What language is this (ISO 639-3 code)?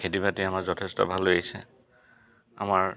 asm